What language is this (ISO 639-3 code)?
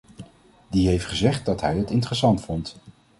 nld